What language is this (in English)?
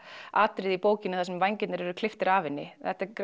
Icelandic